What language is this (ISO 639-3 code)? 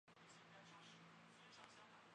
zho